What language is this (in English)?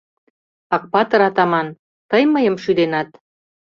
Mari